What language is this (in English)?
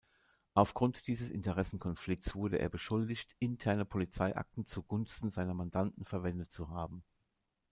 German